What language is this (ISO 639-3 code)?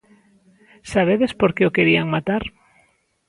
glg